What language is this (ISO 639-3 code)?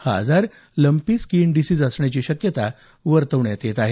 mar